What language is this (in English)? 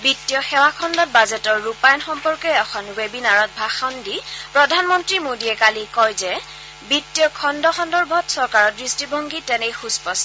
Assamese